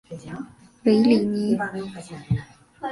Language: Chinese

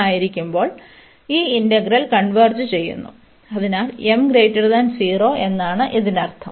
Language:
Malayalam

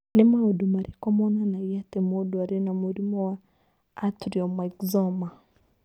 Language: Kikuyu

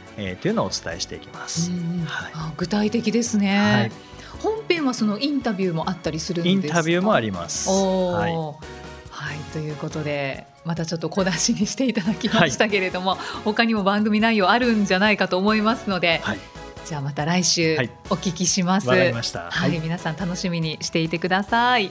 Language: Japanese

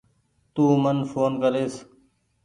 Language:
Goaria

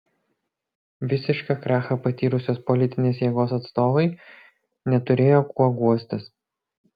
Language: Lithuanian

